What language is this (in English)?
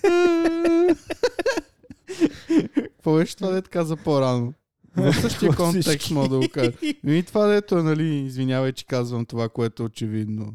Bulgarian